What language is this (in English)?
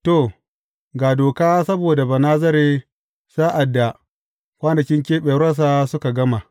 Hausa